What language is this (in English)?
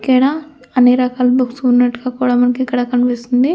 Telugu